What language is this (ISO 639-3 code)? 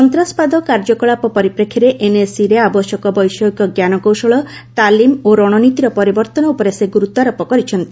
ori